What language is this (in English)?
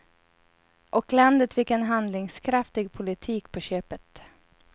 Swedish